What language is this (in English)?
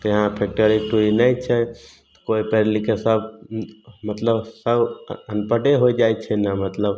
Maithili